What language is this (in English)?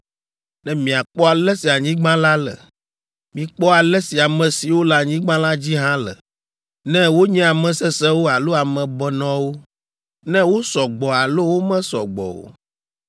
Ewe